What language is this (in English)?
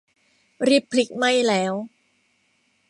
Thai